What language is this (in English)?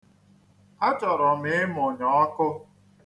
Igbo